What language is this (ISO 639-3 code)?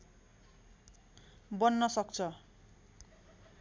nep